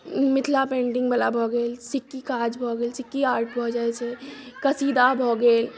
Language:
Maithili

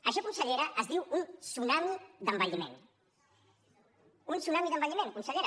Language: Catalan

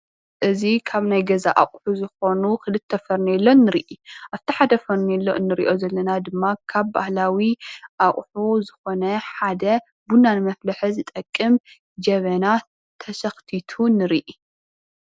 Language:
Tigrinya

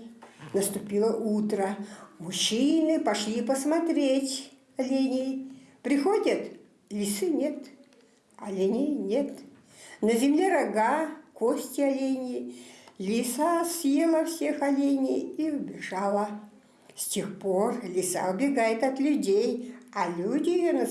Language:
Russian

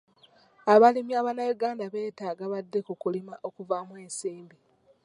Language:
Ganda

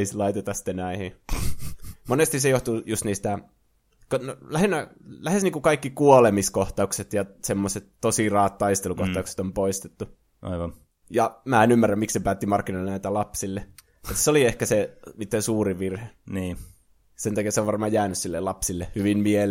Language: Finnish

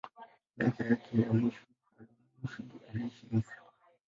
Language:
Swahili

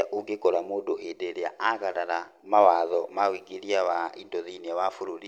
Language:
Kikuyu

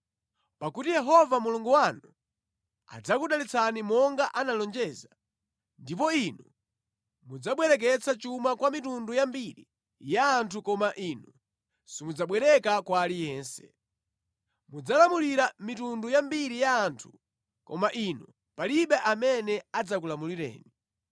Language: Nyanja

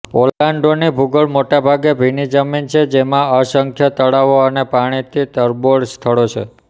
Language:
Gujarati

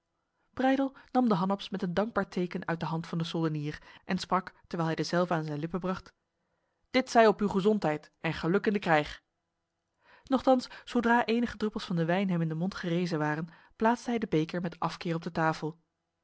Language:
Dutch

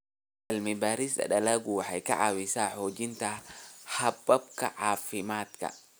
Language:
Somali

